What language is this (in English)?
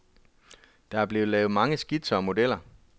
Danish